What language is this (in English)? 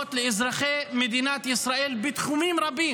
Hebrew